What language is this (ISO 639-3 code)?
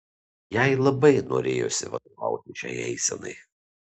lit